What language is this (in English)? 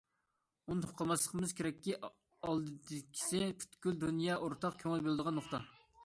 Uyghur